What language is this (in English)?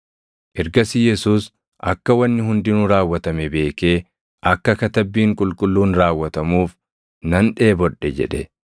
Oromo